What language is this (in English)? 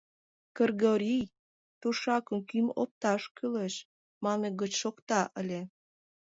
Mari